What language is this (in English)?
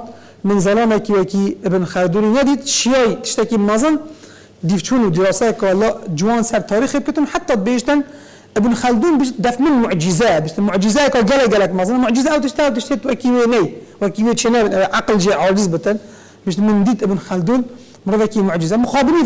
Arabic